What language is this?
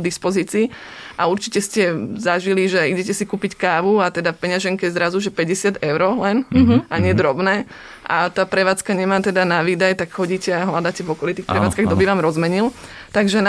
Slovak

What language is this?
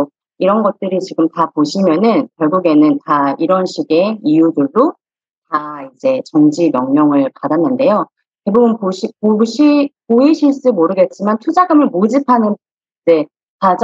Korean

